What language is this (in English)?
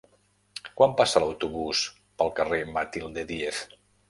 Catalan